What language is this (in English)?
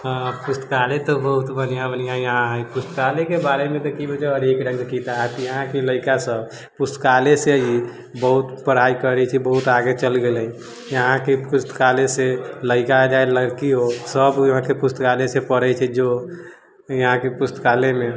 Maithili